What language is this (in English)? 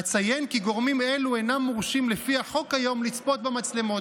Hebrew